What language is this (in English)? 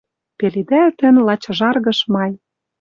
Western Mari